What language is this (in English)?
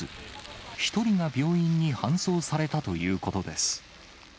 Japanese